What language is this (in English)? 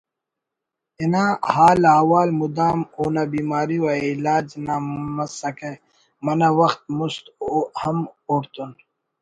Brahui